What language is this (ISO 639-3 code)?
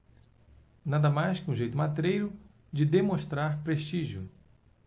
por